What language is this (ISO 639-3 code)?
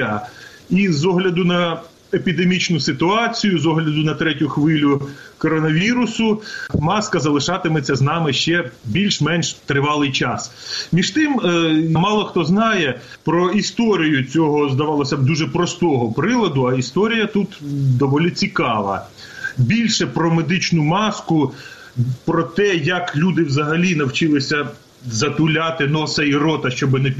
ukr